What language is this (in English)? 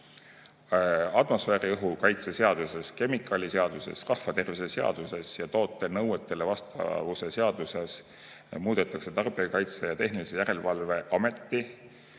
Estonian